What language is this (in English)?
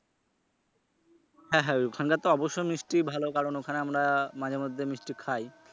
Bangla